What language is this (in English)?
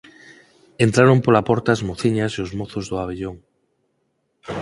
Galician